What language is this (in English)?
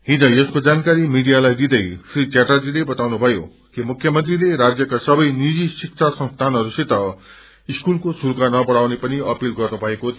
Nepali